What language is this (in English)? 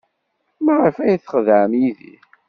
Kabyle